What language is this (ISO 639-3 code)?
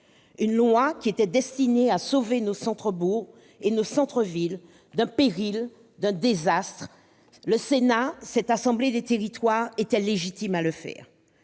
fra